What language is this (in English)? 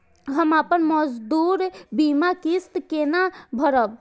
Maithili